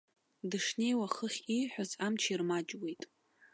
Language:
Abkhazian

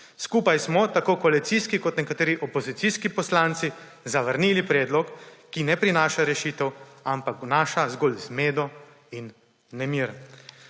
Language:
Slovenian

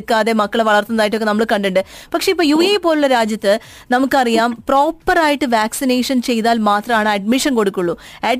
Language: Malayalam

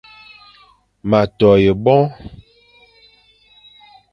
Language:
Fang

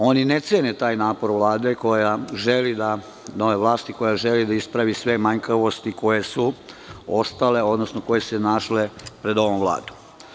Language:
Serbian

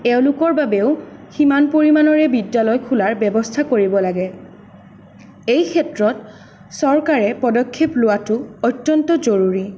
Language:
Assamese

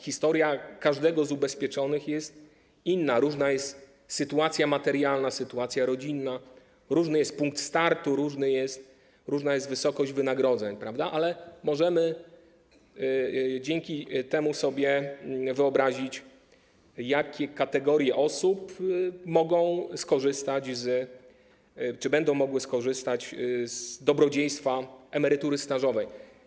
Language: Polish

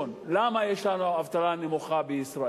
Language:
Hebrew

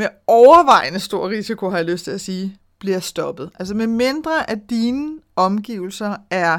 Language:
Danish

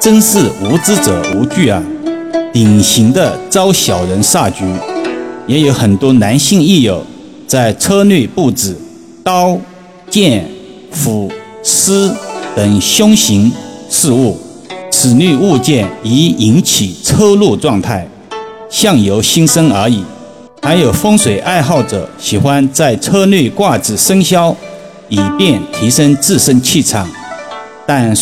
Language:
Chinese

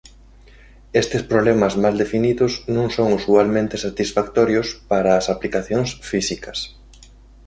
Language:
Galician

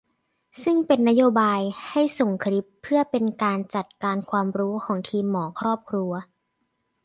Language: Thai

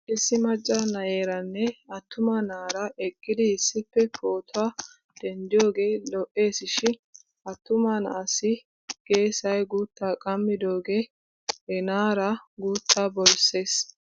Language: Wolaytta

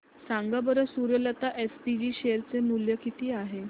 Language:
Marathi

